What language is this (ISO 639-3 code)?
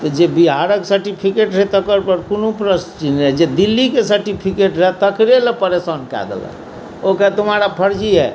mai